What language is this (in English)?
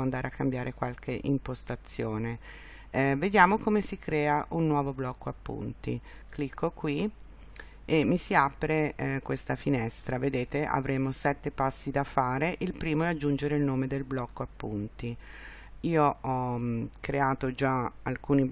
Italian